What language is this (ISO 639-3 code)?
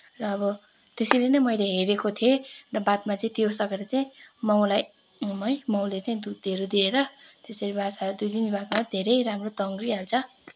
nep